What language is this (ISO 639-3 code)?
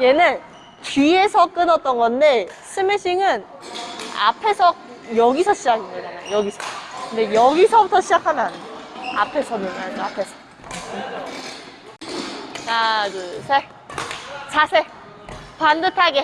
kor